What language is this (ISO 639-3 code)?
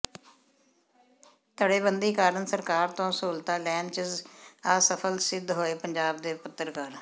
pan